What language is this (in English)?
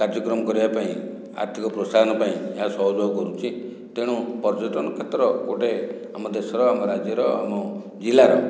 Odia